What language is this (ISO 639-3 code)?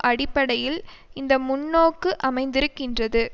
tam